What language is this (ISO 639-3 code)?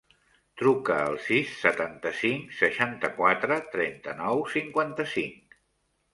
cat